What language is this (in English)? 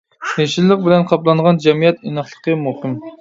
Uyghur